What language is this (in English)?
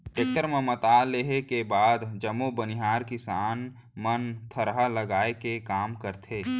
Chhattisgarhi